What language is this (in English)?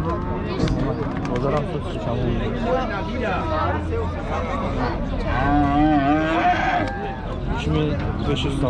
Turkish